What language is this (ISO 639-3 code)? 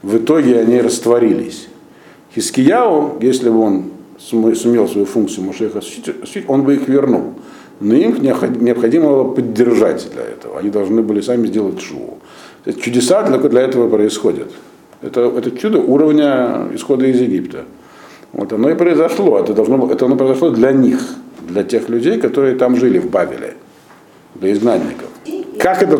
rus